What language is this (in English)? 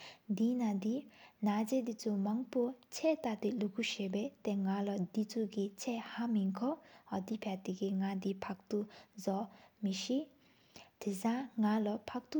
Sikkimese